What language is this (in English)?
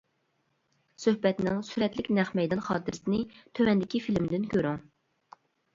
Uyghur